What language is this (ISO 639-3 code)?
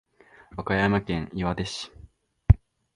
jpn